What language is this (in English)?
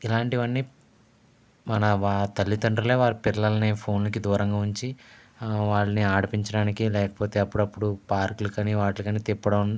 Telugu